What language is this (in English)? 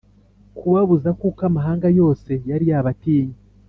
Kinyarwanda